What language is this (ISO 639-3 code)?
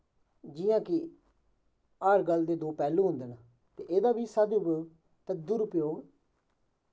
doi